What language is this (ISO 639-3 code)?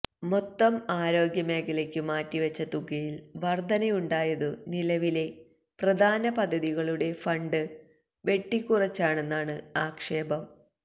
mal